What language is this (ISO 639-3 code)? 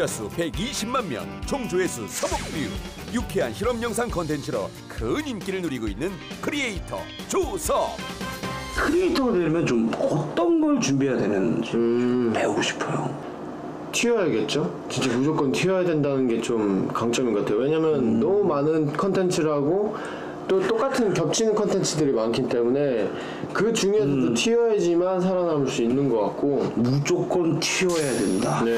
kor